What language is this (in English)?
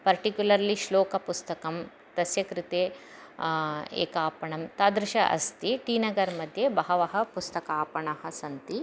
Sanskrit